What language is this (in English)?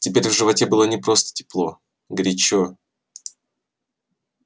Russian